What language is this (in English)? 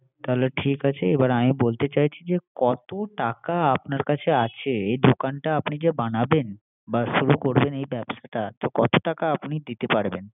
Bangla